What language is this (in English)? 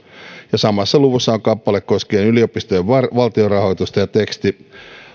Finnish